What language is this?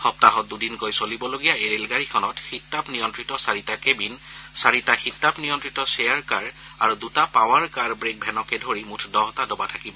Assamese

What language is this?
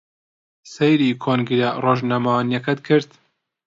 Central Kurdish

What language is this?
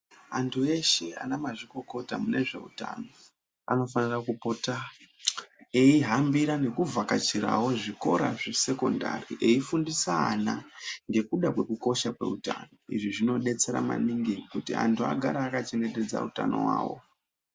Ndau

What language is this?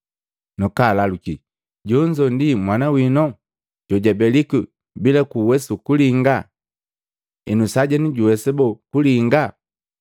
Matengo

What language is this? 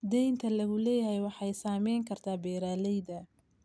Somali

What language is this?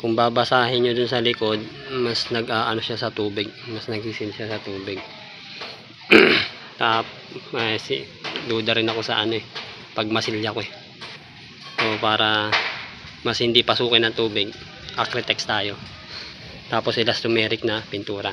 Filipino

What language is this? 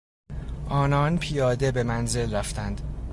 Persian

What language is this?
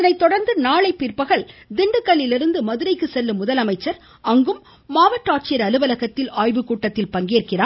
Tamil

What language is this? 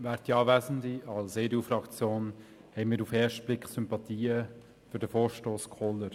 Swiss German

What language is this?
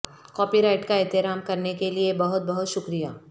Urdu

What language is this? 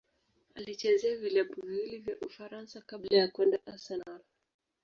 Swahili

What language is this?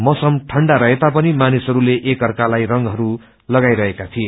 Nepali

